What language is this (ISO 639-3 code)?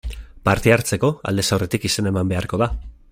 eus